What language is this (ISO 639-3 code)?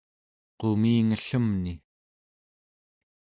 esu